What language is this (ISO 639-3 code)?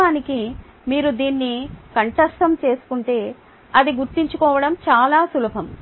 tel